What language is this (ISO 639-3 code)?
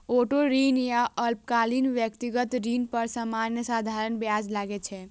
mai